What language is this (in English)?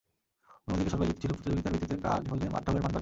Bangla